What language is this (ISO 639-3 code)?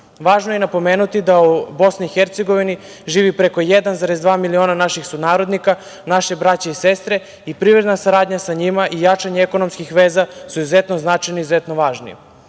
srp